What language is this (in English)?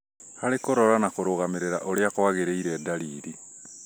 Kikuyu